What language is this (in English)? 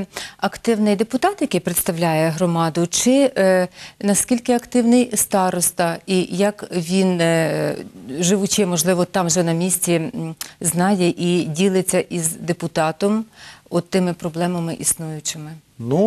Ukrainian